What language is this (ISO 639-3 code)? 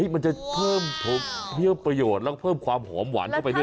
tha